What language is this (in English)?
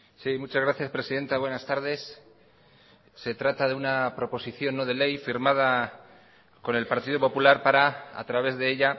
Spanish